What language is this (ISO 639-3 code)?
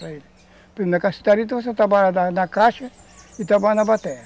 por